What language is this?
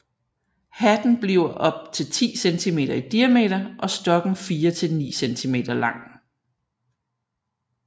Danish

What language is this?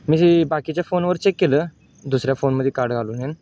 Marathi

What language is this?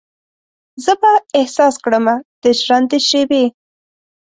Pashto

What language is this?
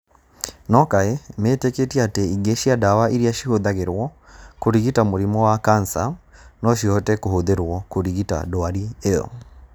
Kikuyu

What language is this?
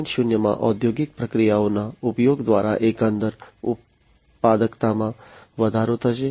Gujarati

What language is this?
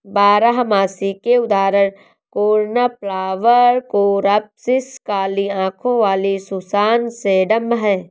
Hindi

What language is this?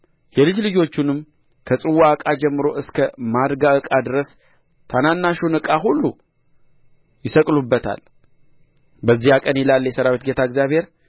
Amharic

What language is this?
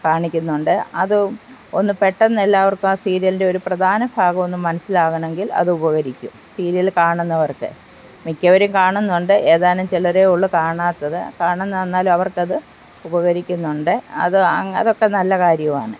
Malayalam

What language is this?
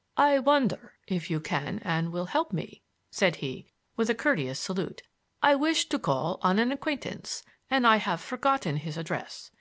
English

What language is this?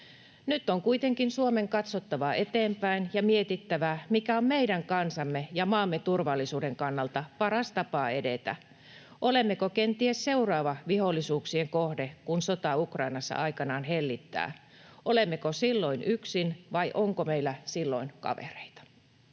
Finnish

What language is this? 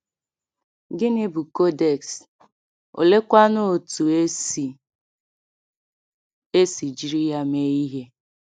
Igbo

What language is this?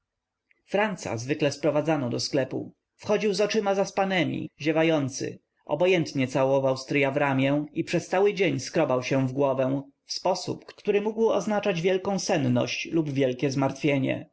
Polish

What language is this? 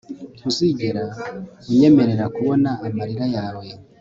Kinyarwanda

